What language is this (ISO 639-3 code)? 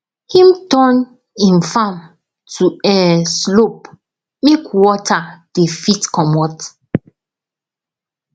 pcm